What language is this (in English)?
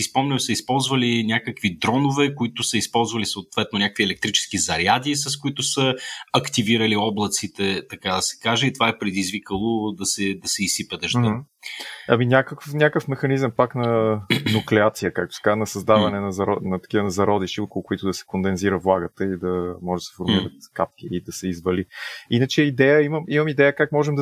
Bulgarian